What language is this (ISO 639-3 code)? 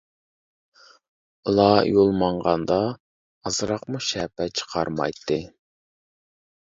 uig